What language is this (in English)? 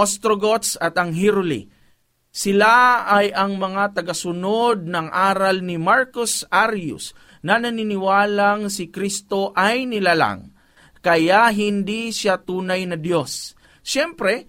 Filipino